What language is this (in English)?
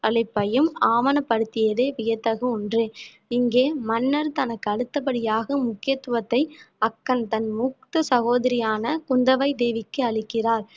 Tamil